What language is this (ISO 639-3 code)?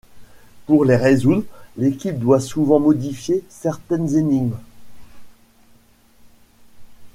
fra